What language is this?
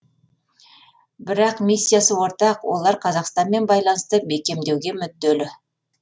Kazakh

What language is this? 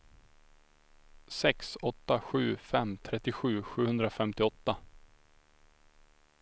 Swedish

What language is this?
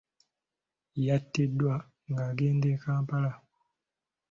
Ganda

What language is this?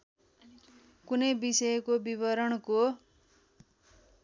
Nepali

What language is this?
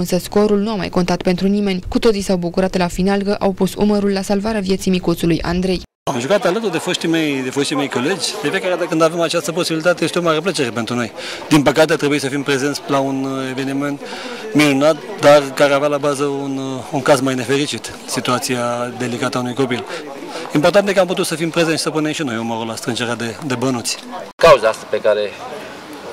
Romanian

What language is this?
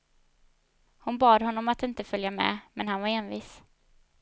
Swedish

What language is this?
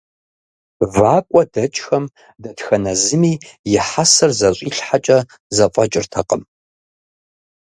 Kabardian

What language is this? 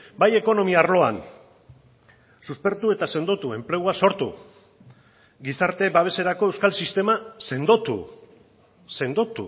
Basque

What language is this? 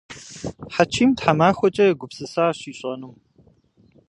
Kabardian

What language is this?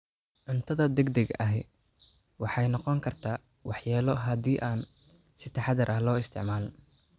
Somali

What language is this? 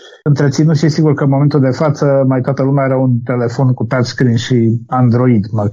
Romanian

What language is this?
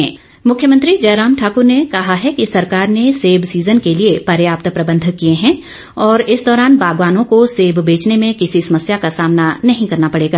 Hindi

